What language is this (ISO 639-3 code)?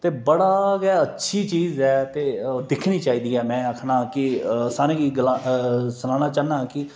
doi